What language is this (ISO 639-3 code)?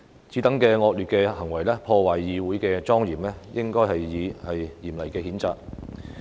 yue